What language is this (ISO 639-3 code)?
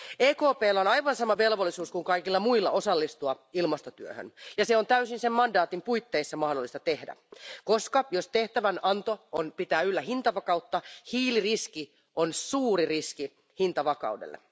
fin